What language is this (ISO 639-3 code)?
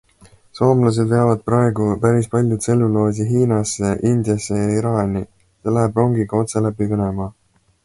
est